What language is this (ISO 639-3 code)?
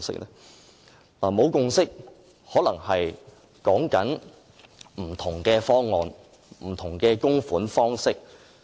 yue